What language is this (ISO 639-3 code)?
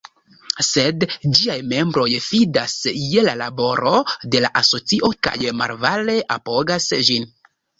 epo